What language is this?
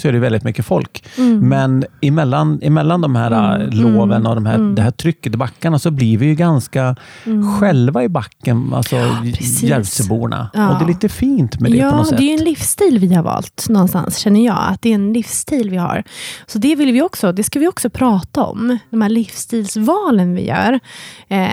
Swedish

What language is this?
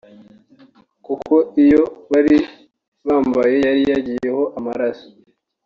Kinyarwanda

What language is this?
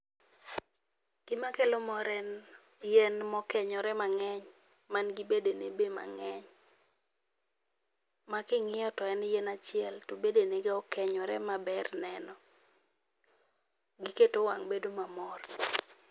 Luo (Kenya and Tanzania)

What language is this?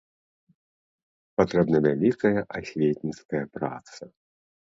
Belarusian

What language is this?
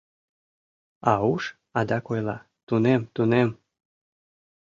Mari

